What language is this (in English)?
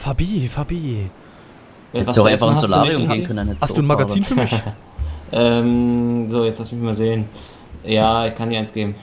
German